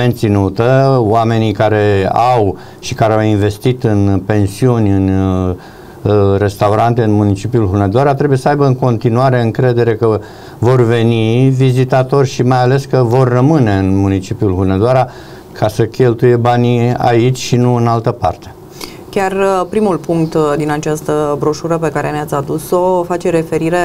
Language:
Romanian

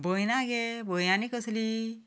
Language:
Konkani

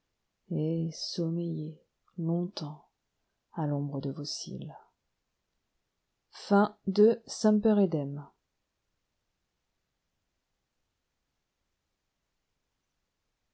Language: French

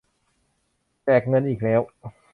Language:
Thai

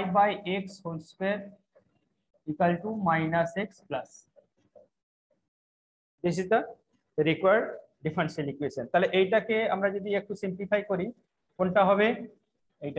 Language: Hindi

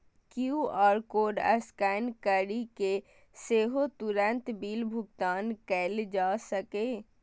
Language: Maithili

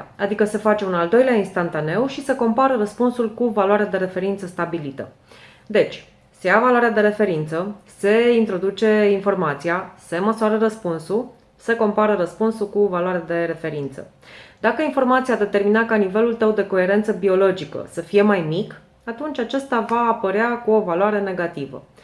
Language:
Romanian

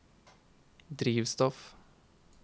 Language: Norwegian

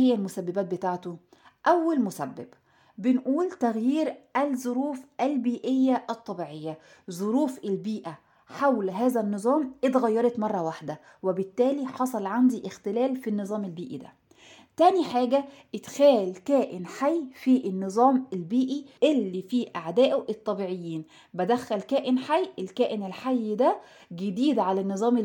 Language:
Arabic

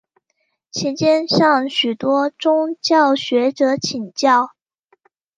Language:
Chinese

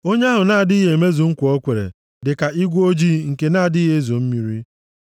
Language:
Igbo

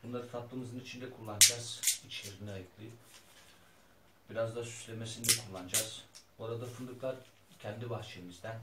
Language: Turkish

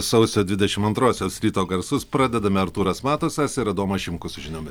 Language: Lithuanian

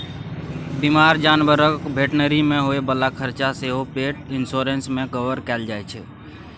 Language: Maithili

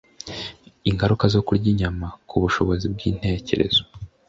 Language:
Kinyarwanda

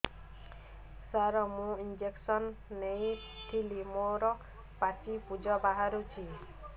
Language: Odia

